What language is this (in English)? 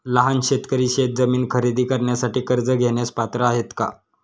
Marathi